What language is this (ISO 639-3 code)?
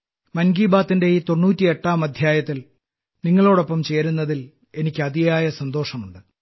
mal